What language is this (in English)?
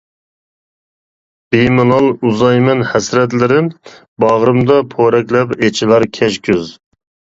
Uyghur